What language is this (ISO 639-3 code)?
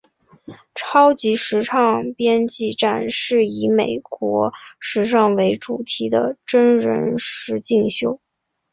zho